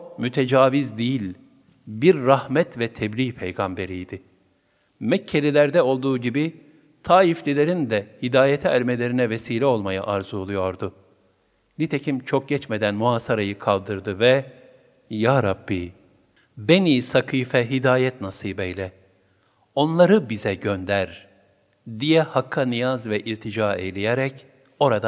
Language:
Turkish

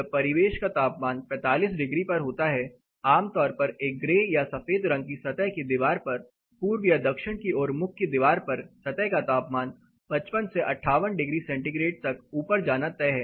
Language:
Hindi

